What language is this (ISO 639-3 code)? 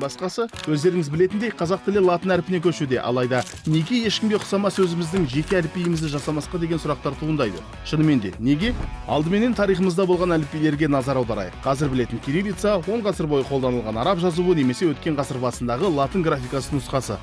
tur